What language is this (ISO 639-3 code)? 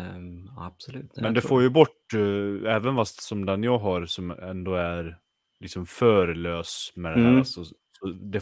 swe